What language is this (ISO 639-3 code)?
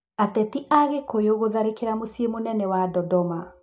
kik